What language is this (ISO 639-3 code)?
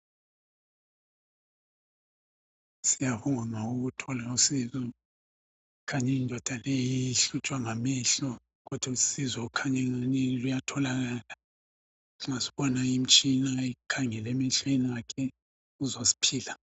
nde